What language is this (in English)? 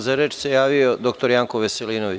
Serbian